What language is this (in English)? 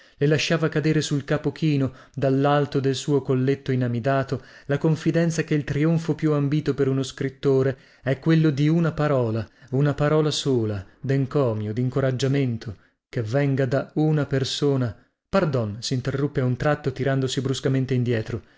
Italian